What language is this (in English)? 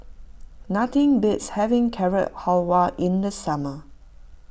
English